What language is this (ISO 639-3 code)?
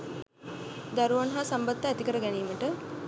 sin